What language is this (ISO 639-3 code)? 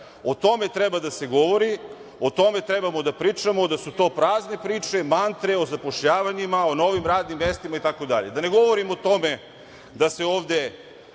srp